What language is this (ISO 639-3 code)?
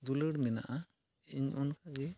sat